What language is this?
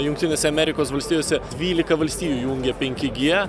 Lithuanian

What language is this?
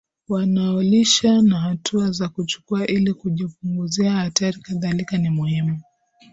Swahili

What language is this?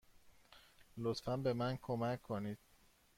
Persian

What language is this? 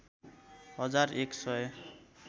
Nepali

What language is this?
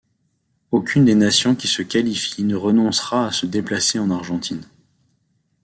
French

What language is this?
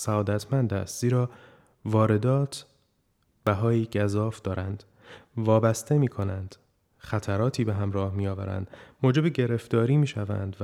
Persian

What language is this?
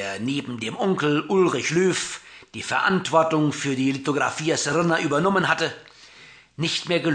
German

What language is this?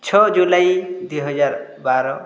Odia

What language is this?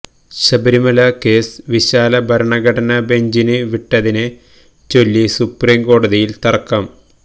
Malayalam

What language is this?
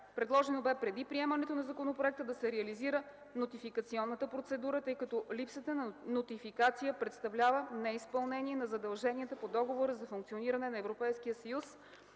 Bulgarian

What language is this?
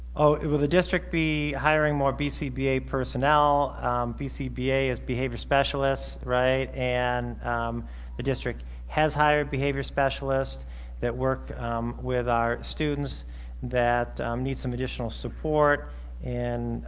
English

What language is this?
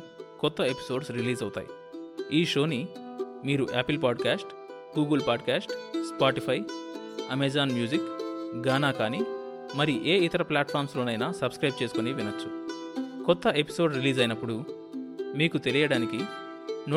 Telugu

